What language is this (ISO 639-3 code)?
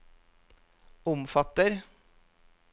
nor